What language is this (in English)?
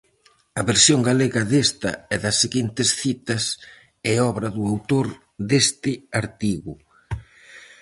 Galician